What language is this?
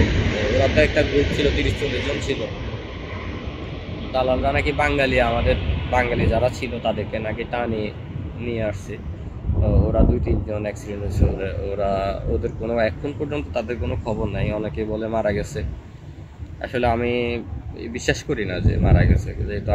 Arabic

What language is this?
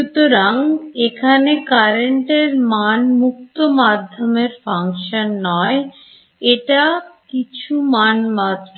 Bangla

